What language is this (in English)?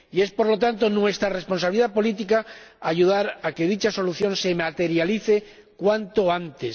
Spanish